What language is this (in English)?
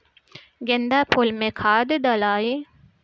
Bhojpuri